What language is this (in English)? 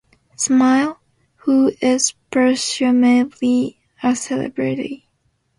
English